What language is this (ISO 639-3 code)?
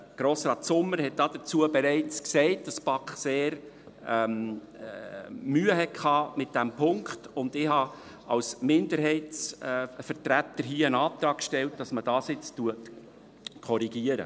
gsw